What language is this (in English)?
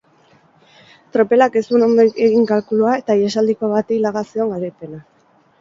Basque